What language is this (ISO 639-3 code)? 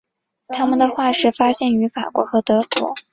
zho